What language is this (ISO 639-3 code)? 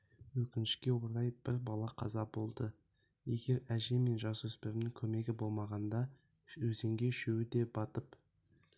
kaz